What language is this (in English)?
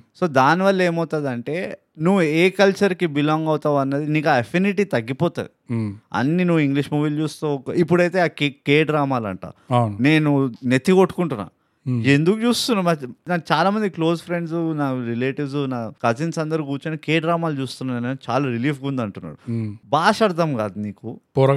Telugu